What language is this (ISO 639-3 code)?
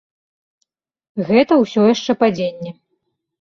bel